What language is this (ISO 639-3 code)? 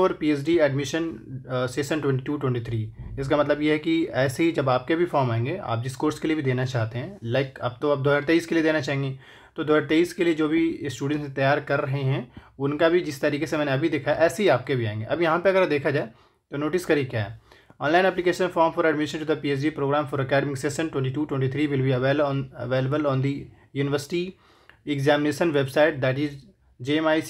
hin